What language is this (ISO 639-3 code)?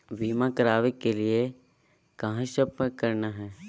mag